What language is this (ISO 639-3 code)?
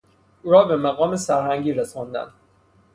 fas